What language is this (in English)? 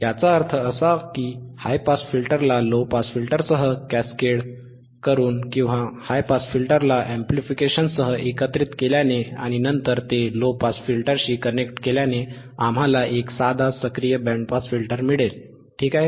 Marathi